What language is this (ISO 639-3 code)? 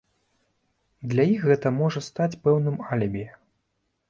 bel